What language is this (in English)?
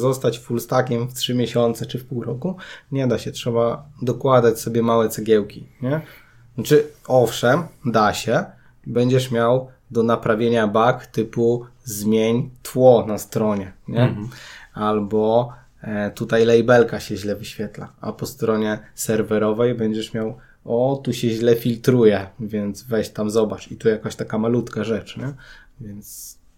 Polish